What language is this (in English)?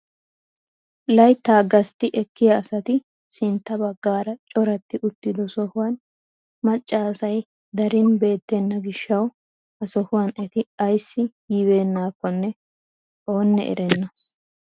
Wolaytta